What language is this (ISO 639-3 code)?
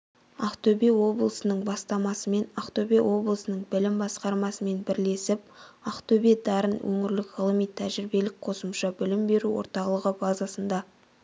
kaz